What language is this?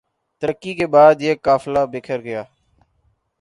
Urdu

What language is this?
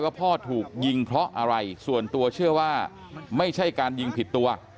Thai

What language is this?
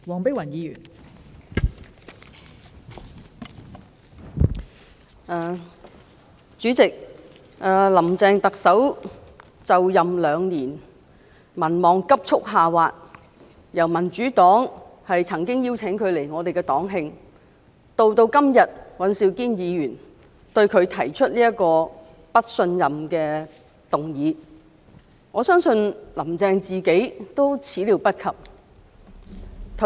Cantonese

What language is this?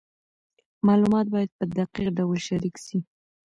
Pashto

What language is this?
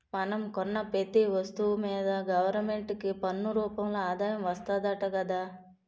Telugu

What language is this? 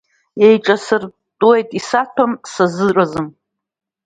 Abkhazian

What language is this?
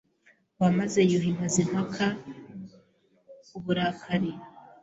Kinyarwanda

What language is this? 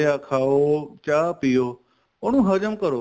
Punjabi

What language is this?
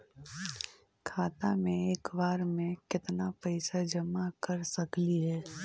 Magahi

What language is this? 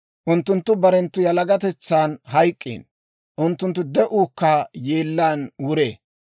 Dawro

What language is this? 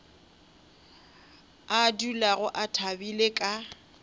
Northern Sotho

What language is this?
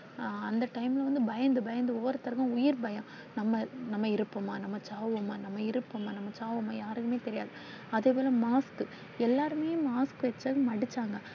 Tamil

